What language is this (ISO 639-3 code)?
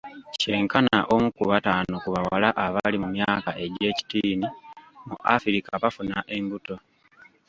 lug